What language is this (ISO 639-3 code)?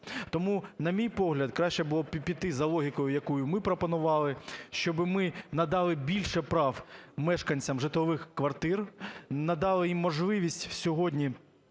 ukr